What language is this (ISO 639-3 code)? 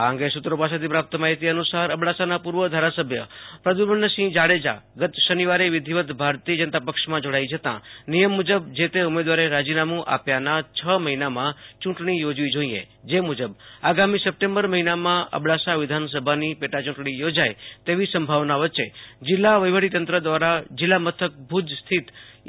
guj